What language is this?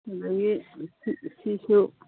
Manipuri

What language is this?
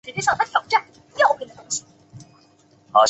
Chinese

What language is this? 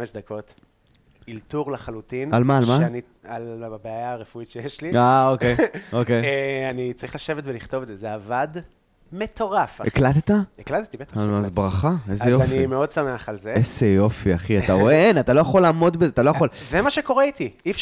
Hebrew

